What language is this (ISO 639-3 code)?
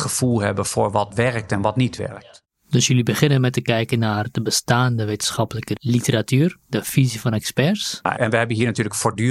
nld